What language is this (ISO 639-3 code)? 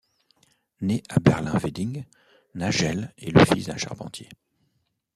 fra